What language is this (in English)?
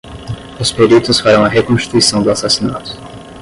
Portuguese